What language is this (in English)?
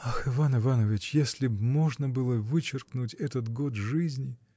Russian